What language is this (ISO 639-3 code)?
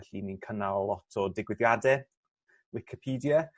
cym